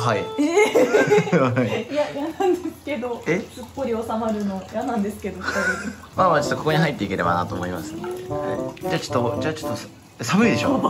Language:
Japanese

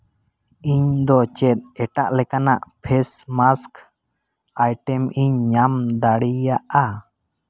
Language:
Santali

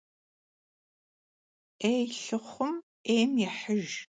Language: Kabardian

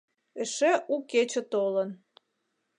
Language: Mari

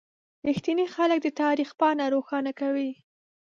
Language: Pashto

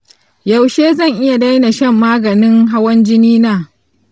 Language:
Hausa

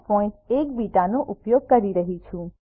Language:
Gujarati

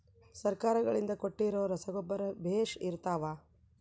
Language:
Kannada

